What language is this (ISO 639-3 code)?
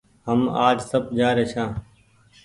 gig